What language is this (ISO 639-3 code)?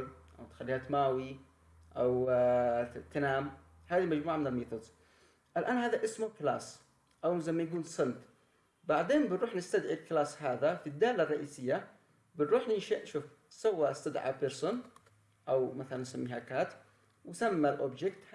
ara